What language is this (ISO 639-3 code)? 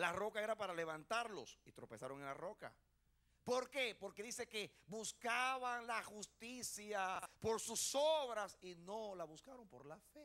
spa